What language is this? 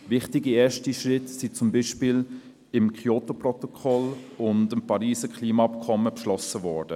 Swiss German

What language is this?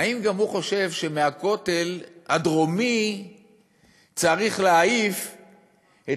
Hebrew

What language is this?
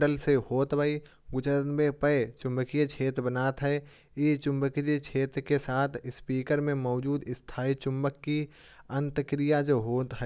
Kanauji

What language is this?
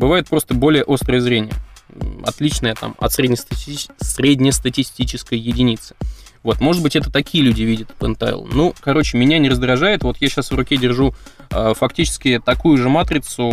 Russian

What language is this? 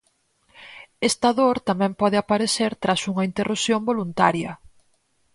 Galician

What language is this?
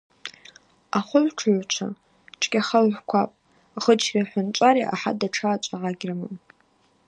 Abaza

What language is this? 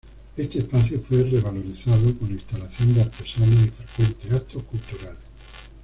Spanish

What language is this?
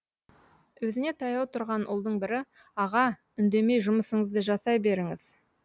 Kazakh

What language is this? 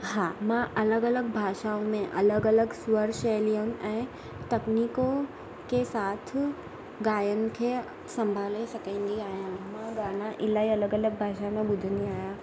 Sindhi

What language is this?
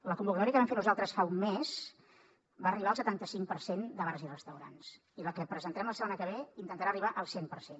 Catalan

